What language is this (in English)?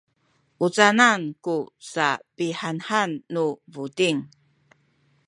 Sakizaya